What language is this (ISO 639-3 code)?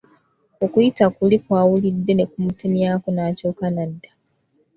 lug